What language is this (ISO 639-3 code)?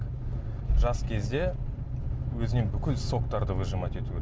kaz